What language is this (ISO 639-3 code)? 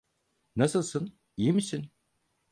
tur